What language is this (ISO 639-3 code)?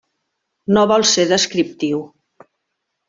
cat